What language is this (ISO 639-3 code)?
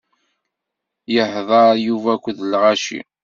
kab